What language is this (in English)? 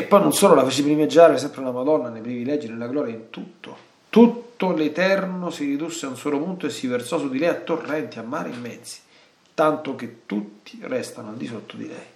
Italian